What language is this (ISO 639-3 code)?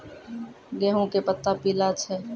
mai